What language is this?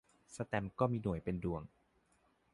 Thai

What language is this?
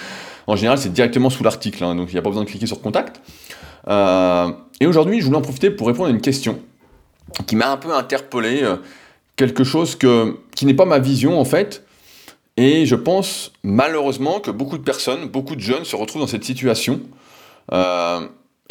French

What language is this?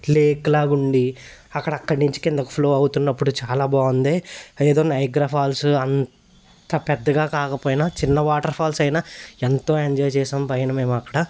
Telugu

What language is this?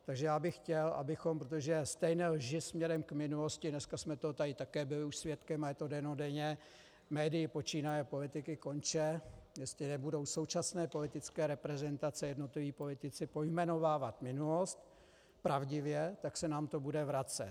Czech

